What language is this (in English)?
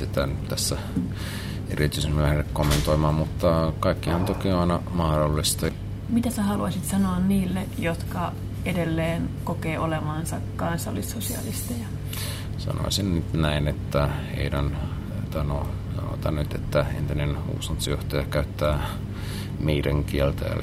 Finnish